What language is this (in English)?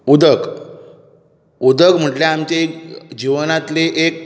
Konkani